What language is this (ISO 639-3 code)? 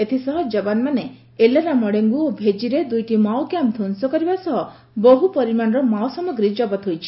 ori